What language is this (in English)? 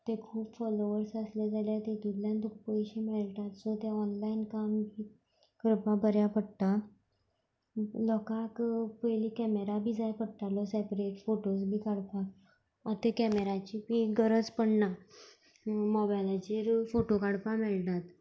Konkani